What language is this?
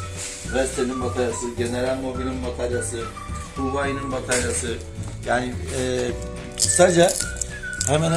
Turkish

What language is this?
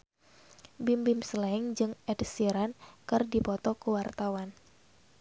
Sundanese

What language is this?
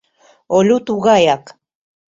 Mari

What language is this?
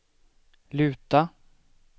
Swedish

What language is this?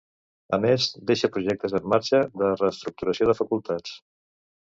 Catalan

